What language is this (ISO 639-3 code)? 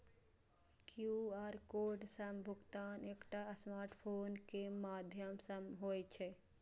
mai